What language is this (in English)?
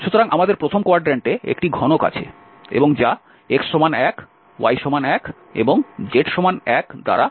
Bangla